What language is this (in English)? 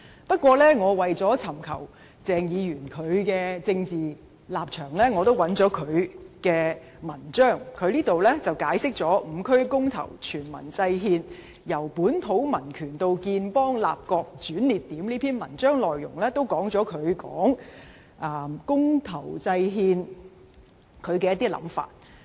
Cantonese